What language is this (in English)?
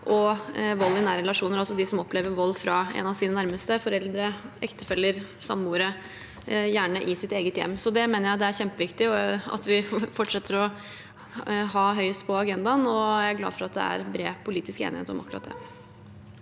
Norwegian